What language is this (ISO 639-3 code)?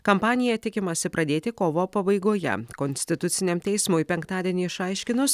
lit